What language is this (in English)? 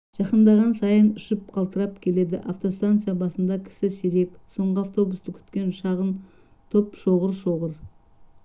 Kazakh